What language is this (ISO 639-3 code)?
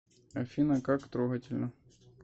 rus